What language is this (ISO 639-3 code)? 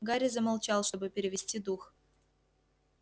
rus